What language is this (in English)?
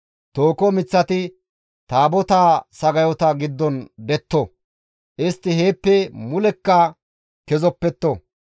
Gamo